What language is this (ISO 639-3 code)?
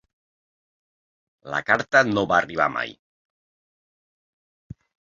cat